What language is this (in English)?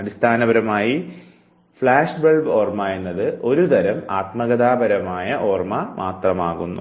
Malayalam